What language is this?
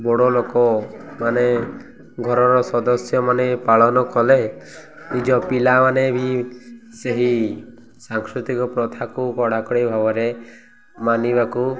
Odia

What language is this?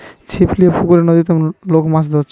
Bangla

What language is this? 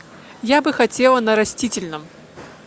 Russian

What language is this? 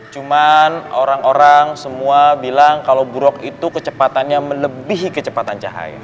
Indonesian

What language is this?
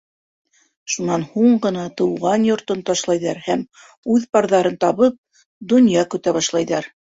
Bashkir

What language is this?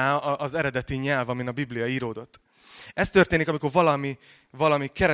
Hungarian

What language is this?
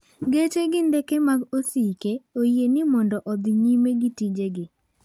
Luo (Kenya and Tanzania)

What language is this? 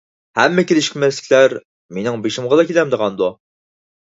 Uyghur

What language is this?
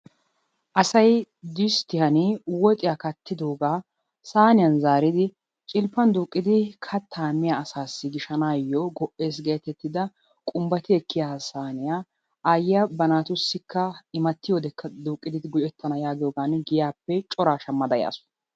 Wolaytta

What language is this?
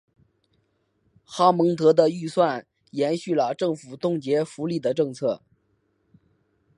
Chinese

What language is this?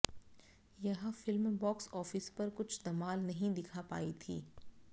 Hindi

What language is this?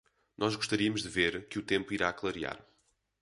Portuguese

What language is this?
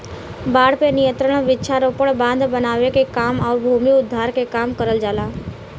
Bhojpuri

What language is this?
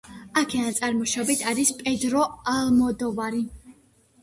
Georgian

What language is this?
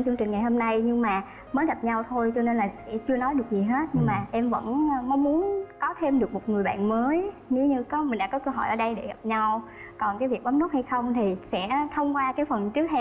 Vietnamese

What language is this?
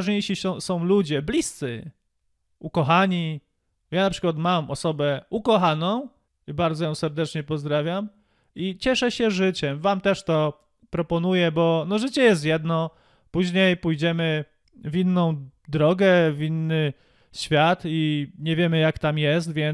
Polish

